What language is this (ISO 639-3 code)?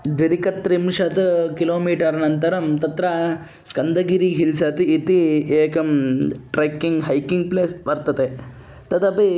san